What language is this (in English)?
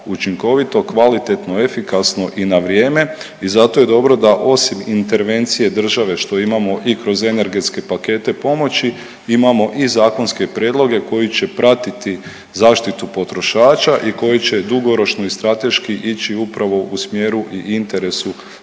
Croatian